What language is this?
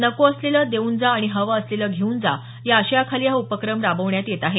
Marathi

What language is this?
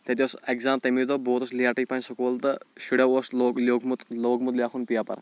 Kashmiri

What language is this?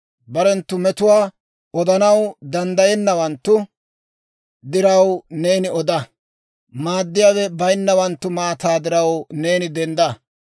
Dawro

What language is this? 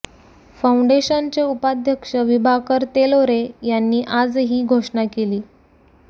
Marathi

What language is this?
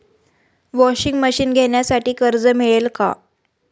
Marathi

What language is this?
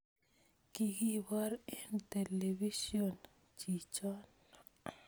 Kalenjin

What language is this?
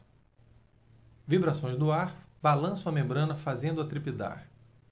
Portuguese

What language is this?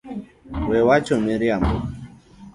Luo (Kenya and Tanzania)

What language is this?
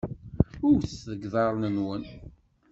Kabyle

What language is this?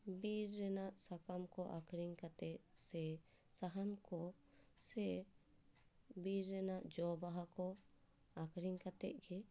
Santali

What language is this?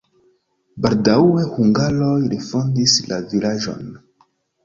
Esperanto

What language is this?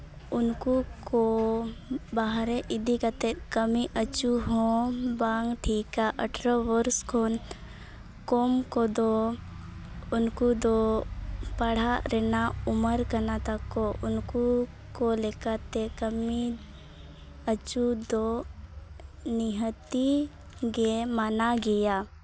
Santali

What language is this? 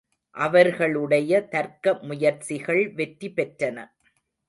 Tamil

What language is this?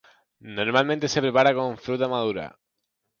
Spanish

